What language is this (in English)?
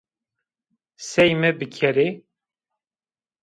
Zaza